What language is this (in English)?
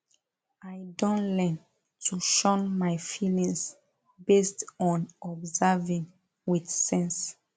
Nigerian Pidgin